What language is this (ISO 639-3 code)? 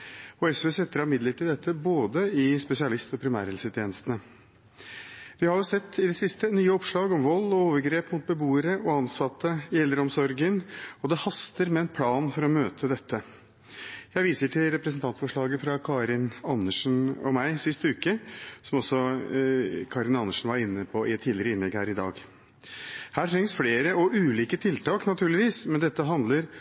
nob